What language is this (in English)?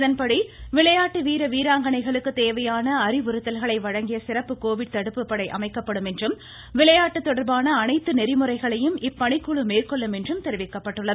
Tamil